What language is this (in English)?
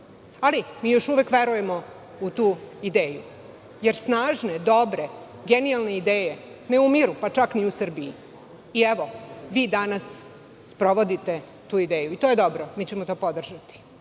Serbian